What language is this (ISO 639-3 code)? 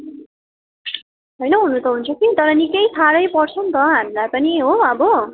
nep